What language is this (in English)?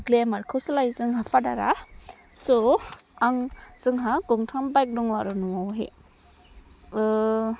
Bodo